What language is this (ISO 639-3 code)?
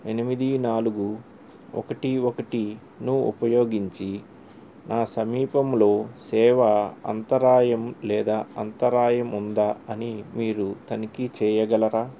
tel